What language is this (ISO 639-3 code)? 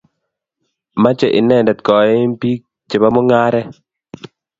kln